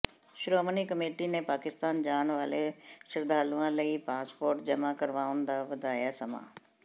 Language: Punjabi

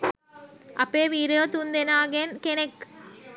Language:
Sinhala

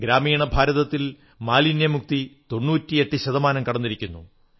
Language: Malayalam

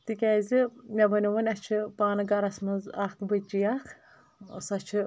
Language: Kashmiri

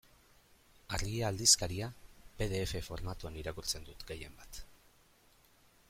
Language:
Basque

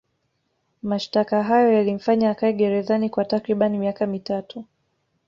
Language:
Swahili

